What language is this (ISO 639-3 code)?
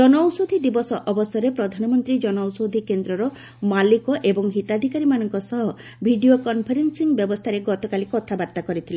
ori